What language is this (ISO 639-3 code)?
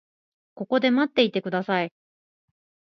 jpn